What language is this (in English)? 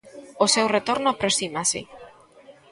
Galician